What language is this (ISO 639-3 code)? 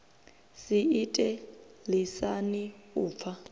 ven